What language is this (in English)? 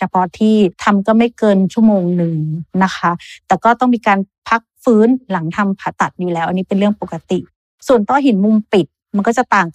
Thai